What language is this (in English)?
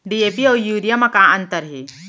Chhattisgarhi